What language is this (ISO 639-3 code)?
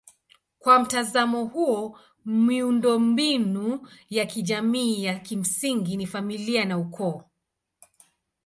swa